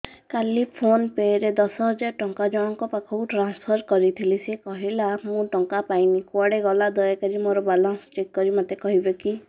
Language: Odia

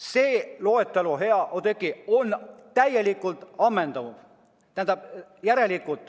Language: Estonian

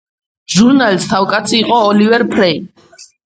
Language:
Georgian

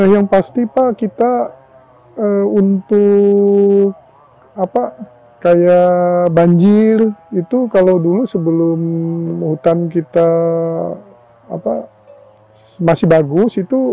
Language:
Indonesian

